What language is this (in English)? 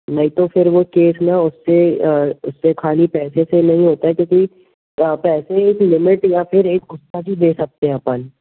Hindi